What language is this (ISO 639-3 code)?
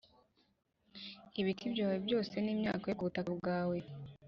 kin